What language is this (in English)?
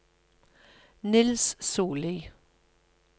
Norwegian